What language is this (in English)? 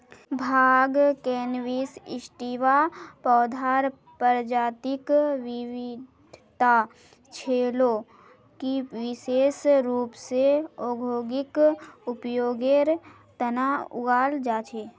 Magahi